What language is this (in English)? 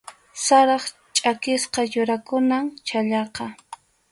Arequipa-La Unión Quechua